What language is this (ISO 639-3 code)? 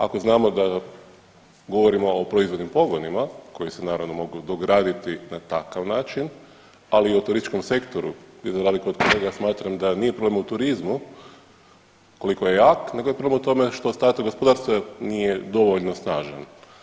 hrv